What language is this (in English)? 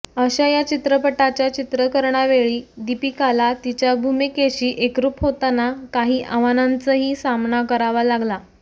Marathi